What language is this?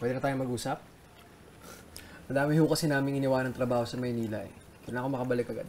Filipino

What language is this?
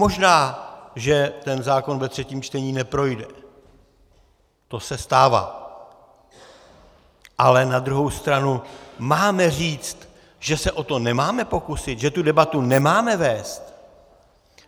Czech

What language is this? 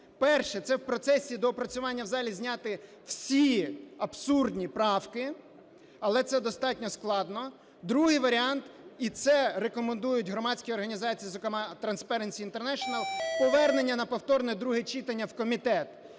Ukrainian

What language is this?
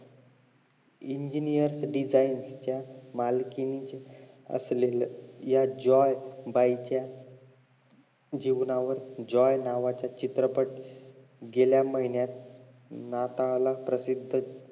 Marathi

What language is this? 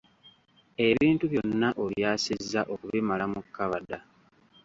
Ganda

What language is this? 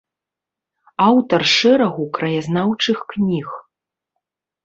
Belarusian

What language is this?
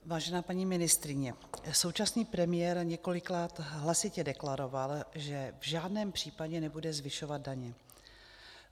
Czech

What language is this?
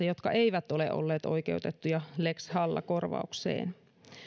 Finnish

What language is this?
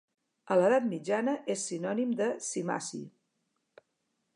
Catalan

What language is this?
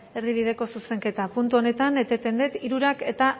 Basque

